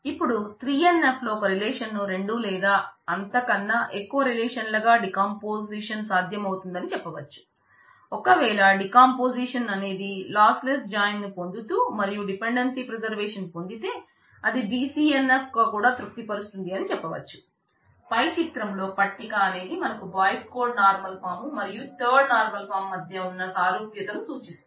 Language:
Telugu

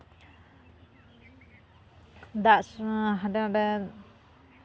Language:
Santali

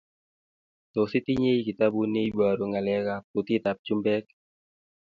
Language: Kalenjin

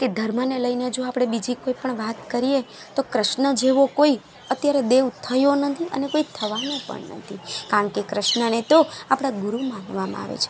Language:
Gujarati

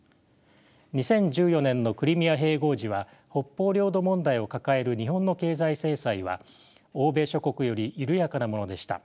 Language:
Japanese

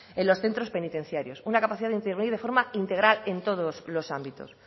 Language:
Spanish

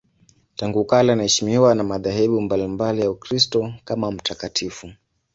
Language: Swahili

